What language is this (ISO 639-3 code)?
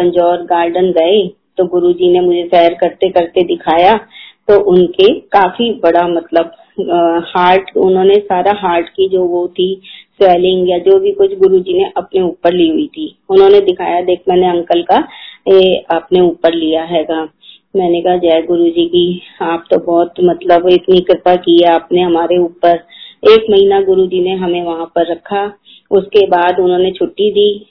hin